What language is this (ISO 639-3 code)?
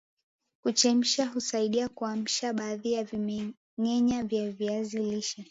swa